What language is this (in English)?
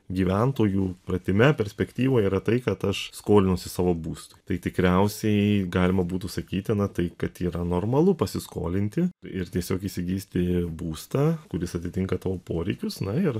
Lithuanian